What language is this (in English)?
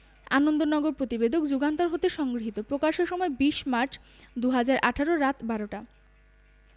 Bangla